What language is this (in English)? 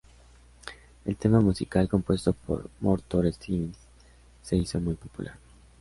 Spanish